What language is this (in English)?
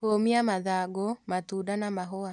Kikuyu